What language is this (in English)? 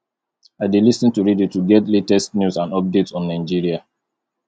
Nigerian Pidgin